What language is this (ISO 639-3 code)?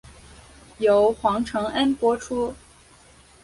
zho